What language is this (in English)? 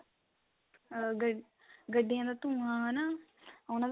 Punjabi